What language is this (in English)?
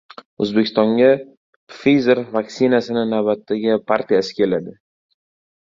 Uzbek